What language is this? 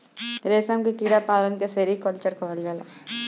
Bhojpuri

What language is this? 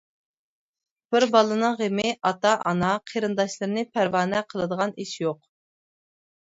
Uyghur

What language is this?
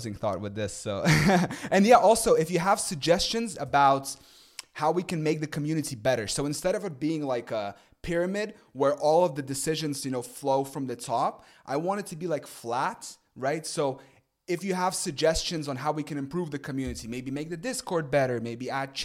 English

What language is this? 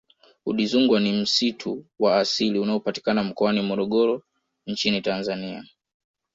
Swahili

